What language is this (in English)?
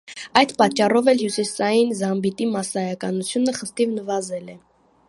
Armenian